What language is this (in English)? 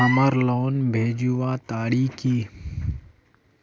Magahi